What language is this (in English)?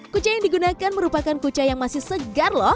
Indonesian